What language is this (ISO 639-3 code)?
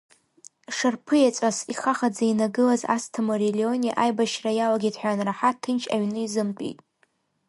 abk